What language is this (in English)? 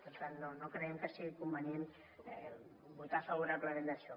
Catalan